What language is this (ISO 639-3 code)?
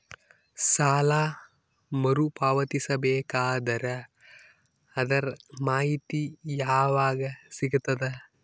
kan